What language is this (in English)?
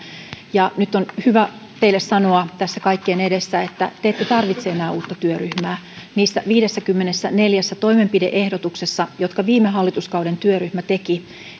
Finnish